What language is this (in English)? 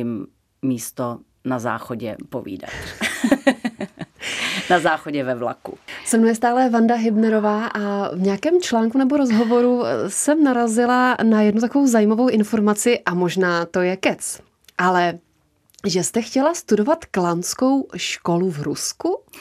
Czech